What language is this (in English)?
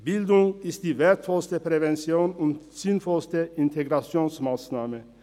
Swiss German